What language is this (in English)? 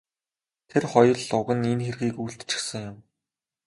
Mongolian